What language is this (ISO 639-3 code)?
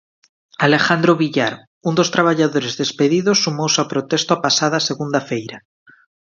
glg